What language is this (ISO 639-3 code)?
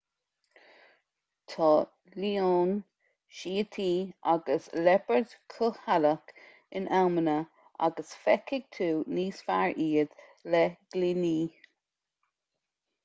gle